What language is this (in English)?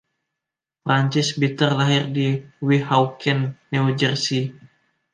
Indonesian